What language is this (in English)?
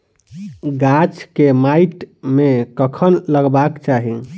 Maithili